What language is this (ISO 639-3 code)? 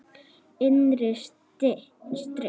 isl